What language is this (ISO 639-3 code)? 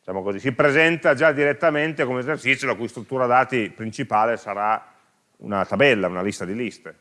ita